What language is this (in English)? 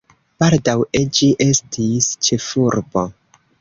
Esperanto